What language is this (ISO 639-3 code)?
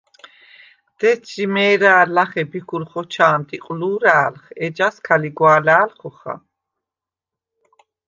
sva